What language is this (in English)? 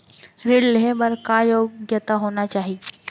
Chhattisgarhi